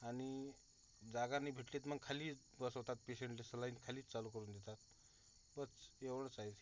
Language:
Marathi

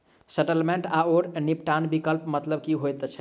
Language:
Maithili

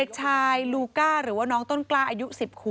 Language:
Thai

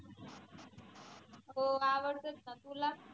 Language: Marathi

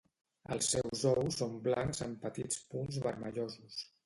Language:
Catalan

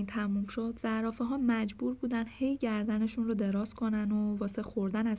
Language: Persian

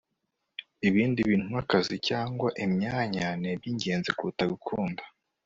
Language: Kinyarwanda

